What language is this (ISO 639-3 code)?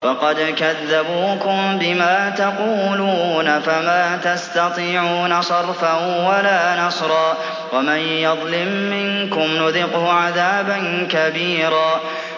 ara